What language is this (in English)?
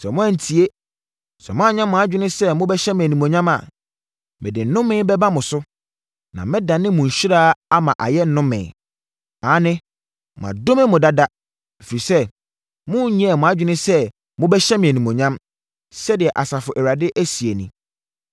Akan